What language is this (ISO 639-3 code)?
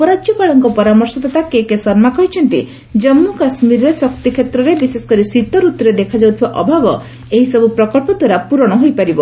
ori